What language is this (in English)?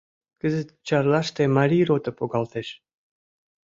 Mari